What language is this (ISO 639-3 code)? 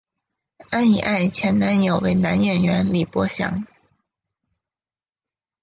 zho